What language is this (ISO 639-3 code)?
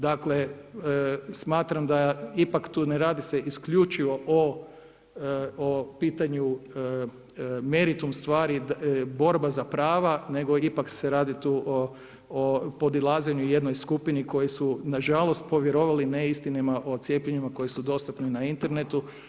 hrv